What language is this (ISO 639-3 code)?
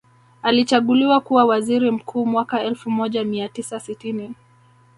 swa